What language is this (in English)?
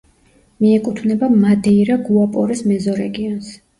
Georgian